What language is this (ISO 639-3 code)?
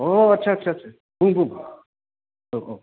brx